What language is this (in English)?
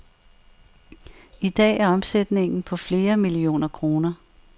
Danish